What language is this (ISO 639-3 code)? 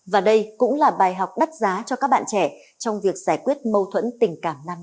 vie